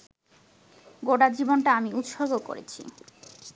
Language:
Bangla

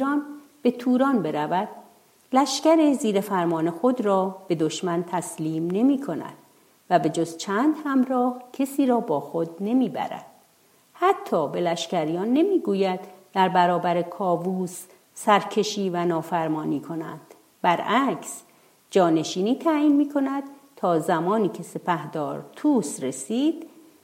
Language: Persian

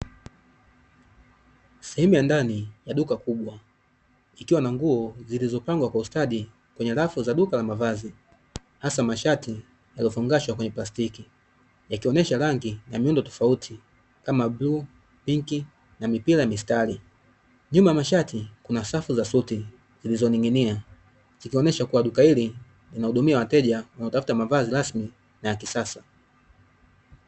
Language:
Swahili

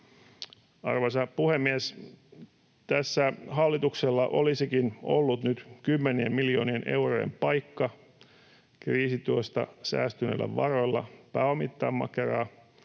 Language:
Finnish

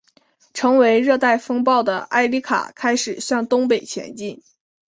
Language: Chinese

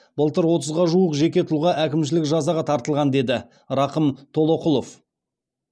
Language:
Kazakh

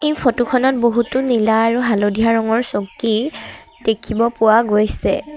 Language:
Assamese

